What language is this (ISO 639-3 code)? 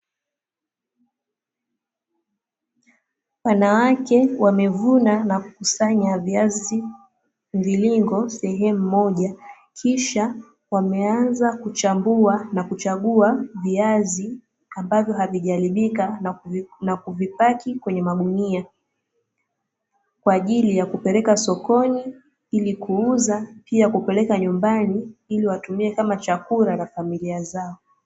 swa